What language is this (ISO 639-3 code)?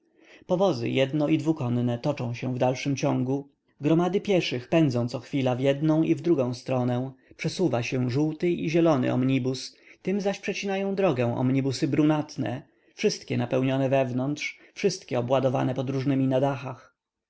pol